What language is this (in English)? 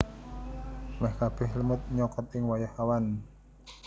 Javanese